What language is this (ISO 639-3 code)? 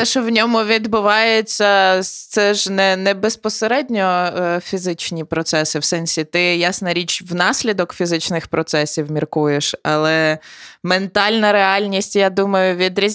ukr